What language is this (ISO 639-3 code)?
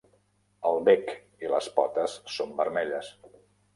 cat